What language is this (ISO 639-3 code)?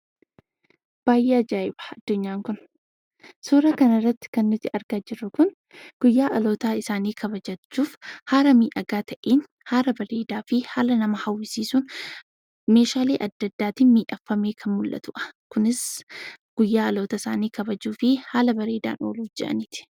orm